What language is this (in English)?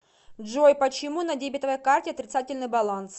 Russian